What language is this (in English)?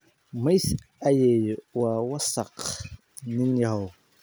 Somali